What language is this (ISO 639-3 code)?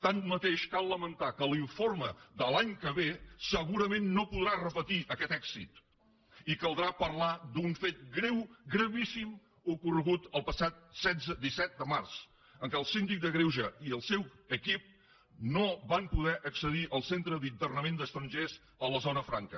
cat